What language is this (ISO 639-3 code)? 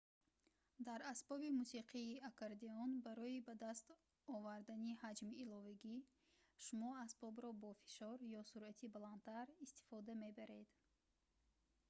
tgk